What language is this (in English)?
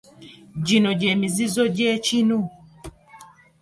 Ganda